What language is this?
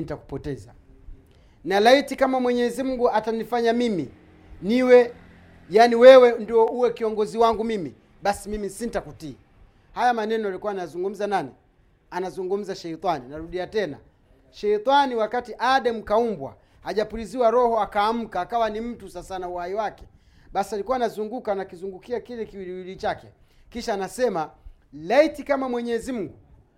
Swahili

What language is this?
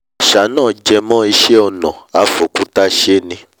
Yoruba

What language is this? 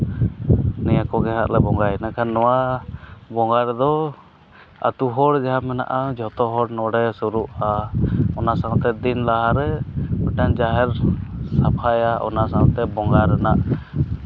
Santali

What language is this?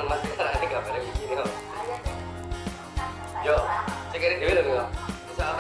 Indonesian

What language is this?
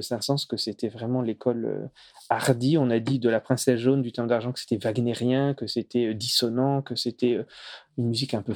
French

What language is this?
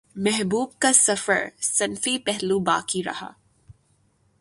Urdu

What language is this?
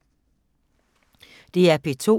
Danish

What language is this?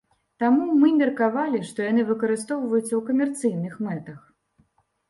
Belarusian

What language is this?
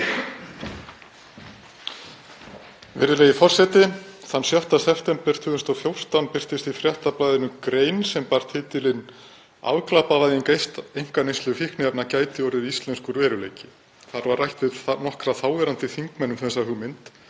Icelandic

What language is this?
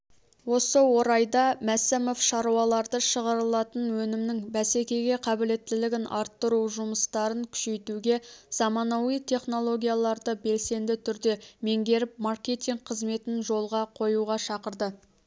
Kazakh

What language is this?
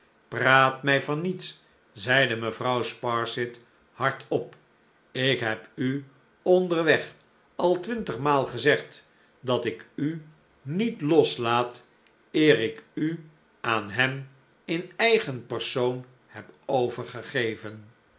Dutch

